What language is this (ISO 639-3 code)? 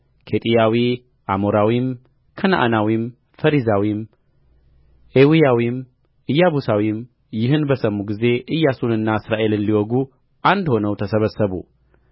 amh